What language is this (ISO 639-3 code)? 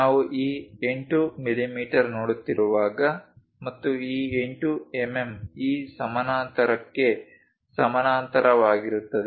kan